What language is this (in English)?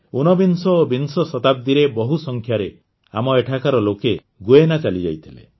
Odia